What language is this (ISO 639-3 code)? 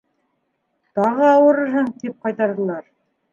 bak